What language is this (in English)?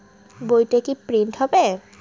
Bangla